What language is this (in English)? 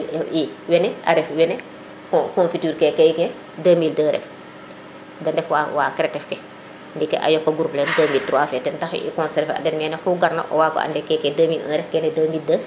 Serer